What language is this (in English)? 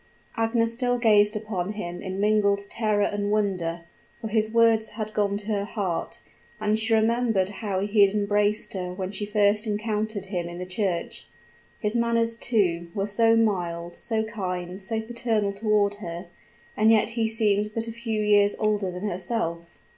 English